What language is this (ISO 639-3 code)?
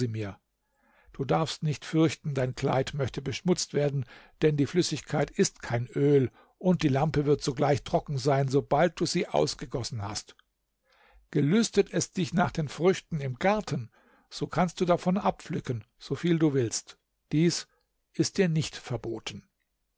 deu